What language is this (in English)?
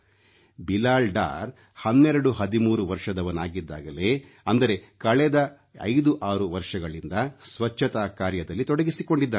Kannada